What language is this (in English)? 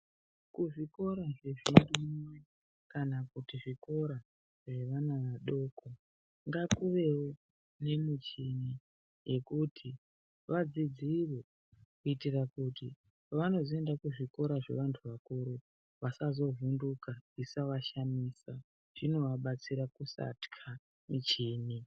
Ndau